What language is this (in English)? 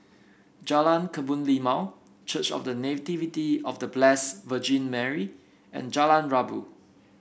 English